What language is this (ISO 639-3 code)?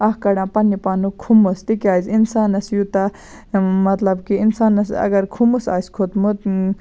kas